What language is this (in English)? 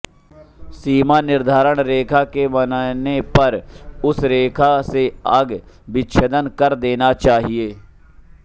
Hindi